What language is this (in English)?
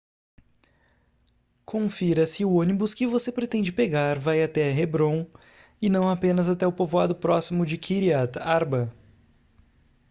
Portuguese